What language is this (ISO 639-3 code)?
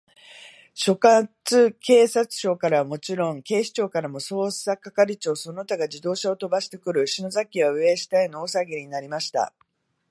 jpn